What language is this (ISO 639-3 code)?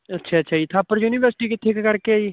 pan